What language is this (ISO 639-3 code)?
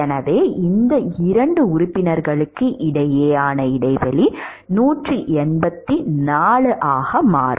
tam